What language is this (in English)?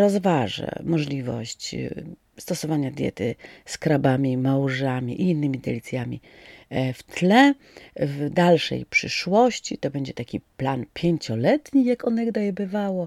Polish